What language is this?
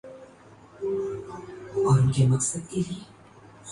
Urdu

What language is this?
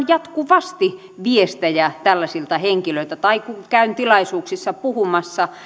Finnish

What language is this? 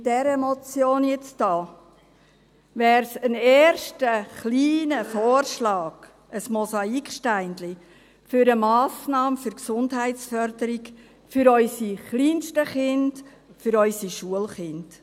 Swiss German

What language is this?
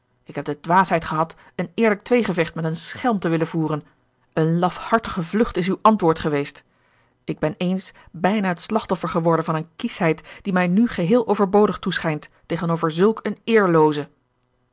Dutch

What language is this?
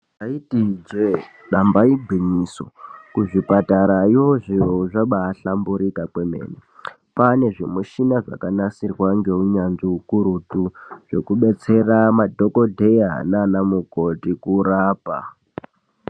Ndau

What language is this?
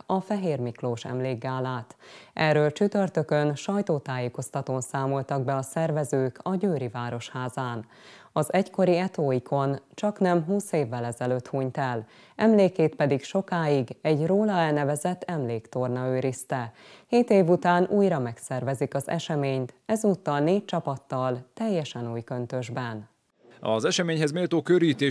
Hungarian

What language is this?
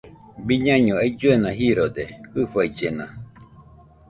Nüpode Huitoto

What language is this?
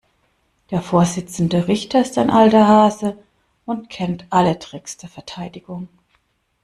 German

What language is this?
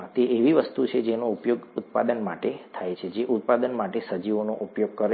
Gujarati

